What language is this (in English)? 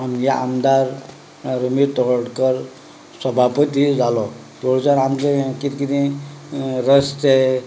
Konkani